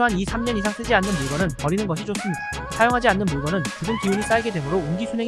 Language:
Korean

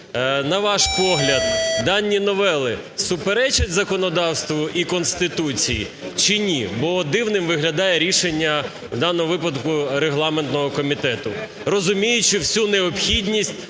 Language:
Ukrainian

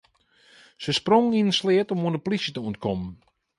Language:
Western Frisian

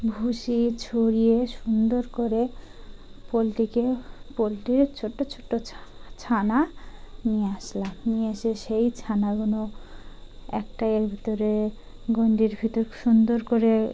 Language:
Bangla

